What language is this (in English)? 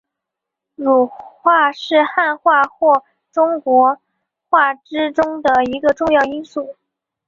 Chinese